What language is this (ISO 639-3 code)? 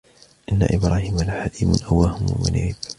ara